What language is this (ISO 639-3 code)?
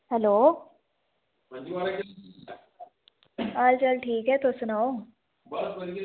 doi